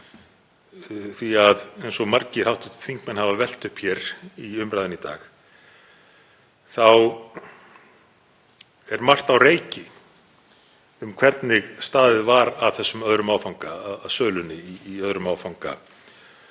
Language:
Icelandic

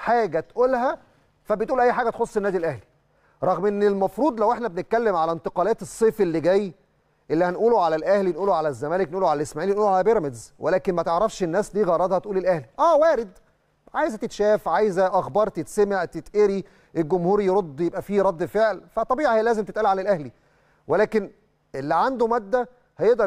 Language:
Arabic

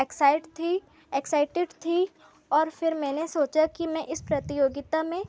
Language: Hindi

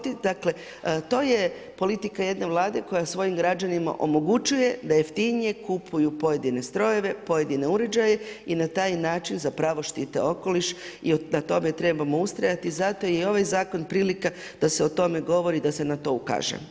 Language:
Croatian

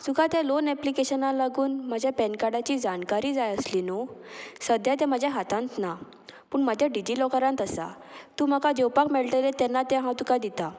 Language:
Konkani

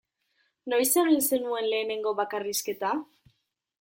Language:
Basque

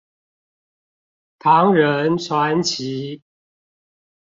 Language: Chinese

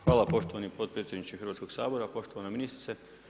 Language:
Croatian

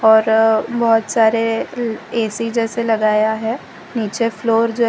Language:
Hindi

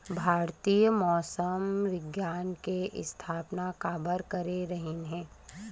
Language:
Chhattisgarhi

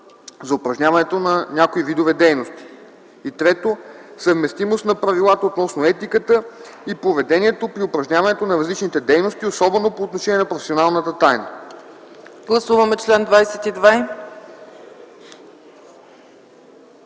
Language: Bulgarian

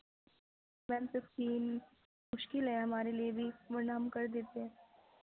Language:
Urdu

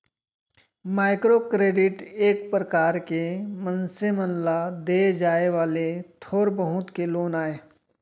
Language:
Chhattisgarhi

